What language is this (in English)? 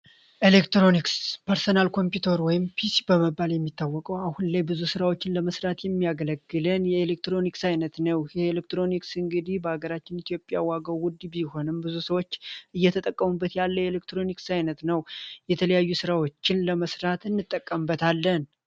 Amharic